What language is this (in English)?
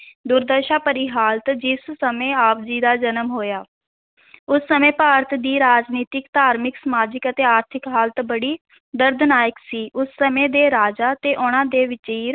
Punjabi